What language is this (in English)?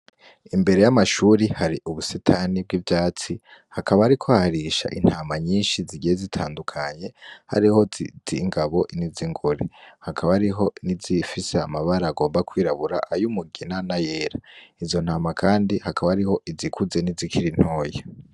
Rundi